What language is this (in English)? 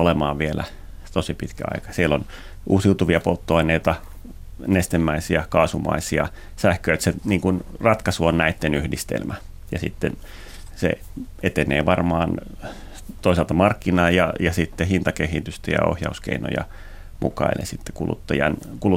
Finnish